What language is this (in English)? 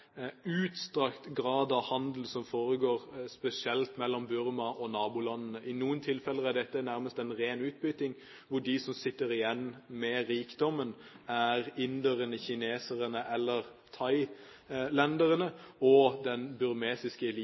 Norwegian Bokmål